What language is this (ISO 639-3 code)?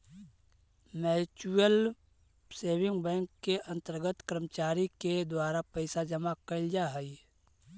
mag